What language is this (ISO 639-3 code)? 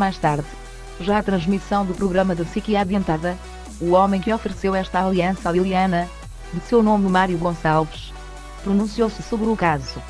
por